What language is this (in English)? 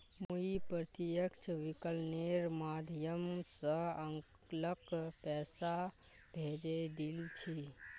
Magahi